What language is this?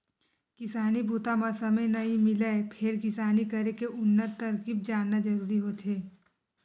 Chhattisgarhi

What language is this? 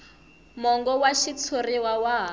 Tsonga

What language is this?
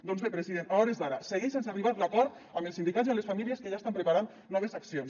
Catalan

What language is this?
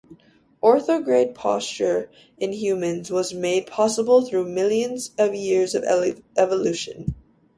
English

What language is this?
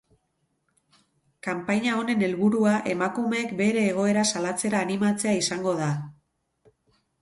Basque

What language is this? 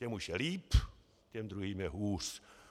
Czech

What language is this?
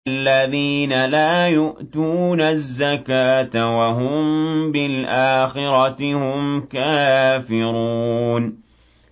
Arabic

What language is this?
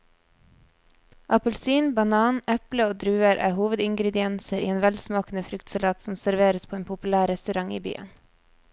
Norwegian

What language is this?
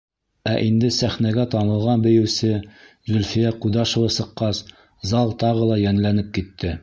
Bashkir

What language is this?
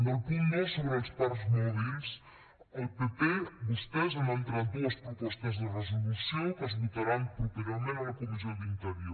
Catalan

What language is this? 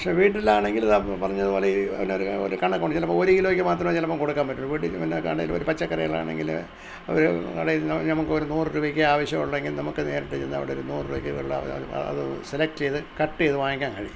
Malayalam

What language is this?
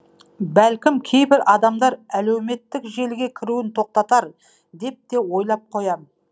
Kazakh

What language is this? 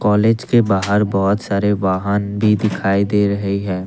Hindi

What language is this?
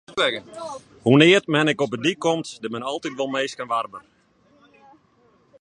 Western Frisian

